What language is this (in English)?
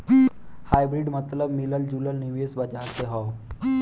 Bhojpuri